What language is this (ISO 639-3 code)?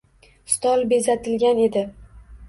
uzb